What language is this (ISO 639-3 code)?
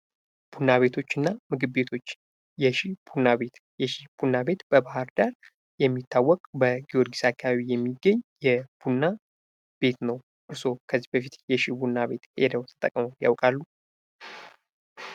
amh